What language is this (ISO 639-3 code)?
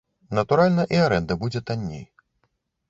bel